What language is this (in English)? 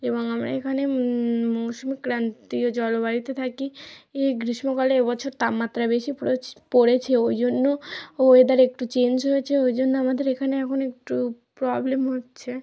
Bangla